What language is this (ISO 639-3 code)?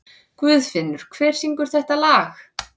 isl